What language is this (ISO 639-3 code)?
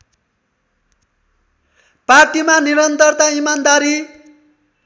nep